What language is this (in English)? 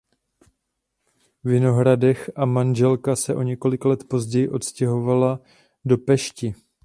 Czech